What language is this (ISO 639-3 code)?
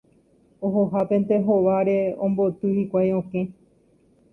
grn